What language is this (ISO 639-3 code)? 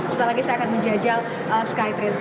ind